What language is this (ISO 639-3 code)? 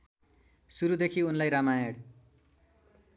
nep